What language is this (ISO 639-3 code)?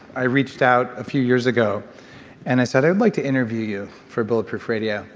eng